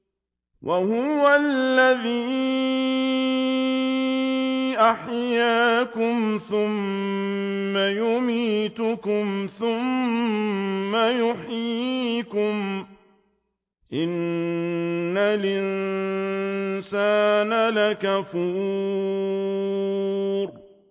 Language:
Arabic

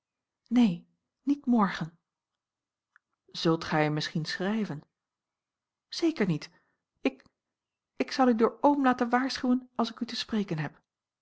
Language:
Dutch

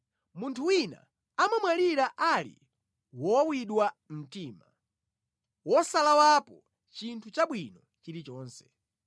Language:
Nyanja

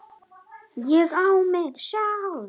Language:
Icelandic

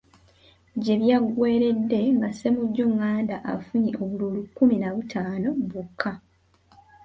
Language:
Ganda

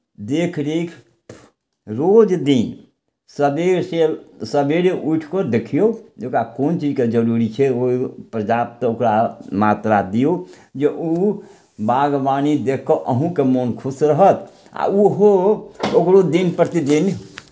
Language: Maithili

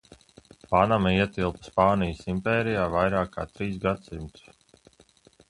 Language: Latvian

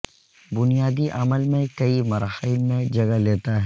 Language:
Urdu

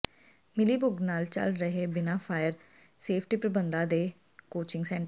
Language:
Punjabi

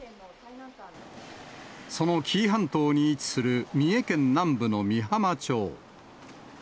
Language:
Japanese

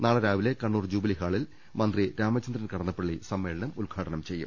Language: Malayalam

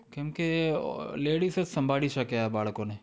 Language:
Gujarati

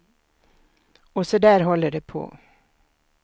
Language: Swedish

